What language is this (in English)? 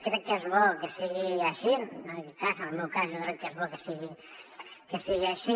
Catalan